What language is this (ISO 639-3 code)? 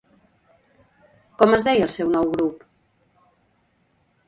cat